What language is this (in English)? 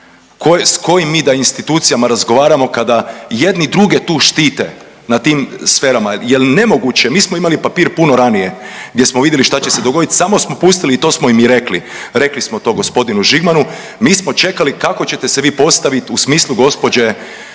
Croatian